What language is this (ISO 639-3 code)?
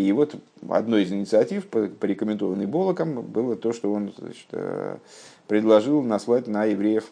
rus